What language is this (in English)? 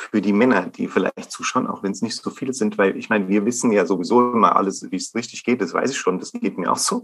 German